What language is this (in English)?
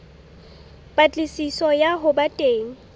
Southern Sotho